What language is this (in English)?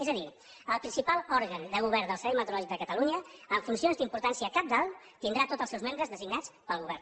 Catalan